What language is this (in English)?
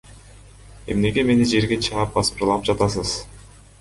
Kyrgyz